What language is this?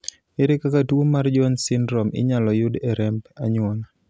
Luo (Kenya and Tanzania)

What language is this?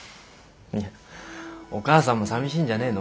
Japanese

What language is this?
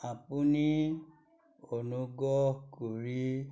Assamese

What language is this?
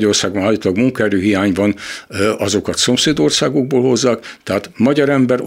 Hungarian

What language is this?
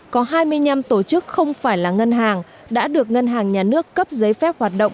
Vietnamese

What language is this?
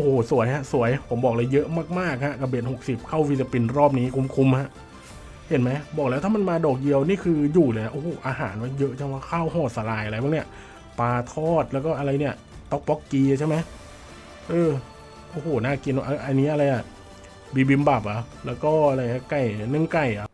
Thai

